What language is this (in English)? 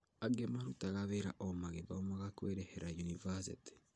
Kikuyu